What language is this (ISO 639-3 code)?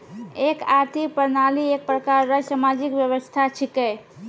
mai